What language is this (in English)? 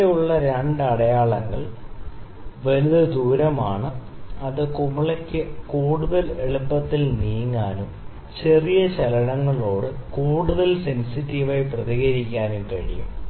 Malayalam